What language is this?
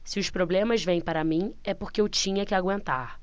Portuguese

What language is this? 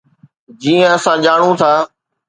Sindhi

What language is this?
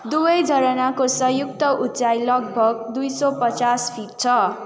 Nepali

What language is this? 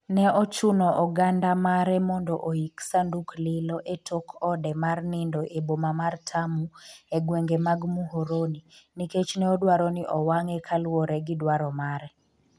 Luo (Kenya and Tanzania)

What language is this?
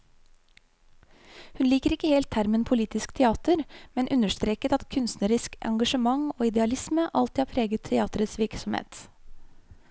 Norwegian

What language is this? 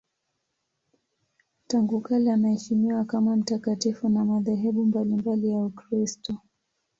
Swahili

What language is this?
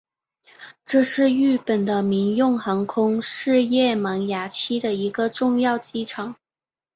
Chinese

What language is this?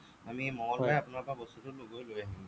Assamese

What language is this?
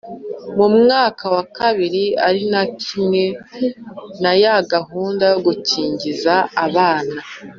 Kinyarwanda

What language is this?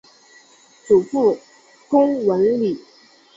Chinese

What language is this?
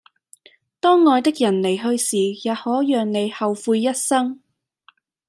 Cantonese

